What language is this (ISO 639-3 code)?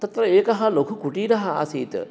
san